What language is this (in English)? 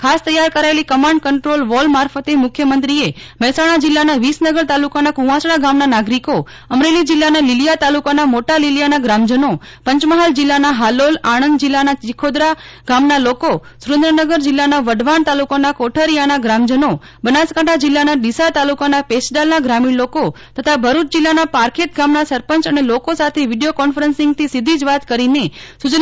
Gujarati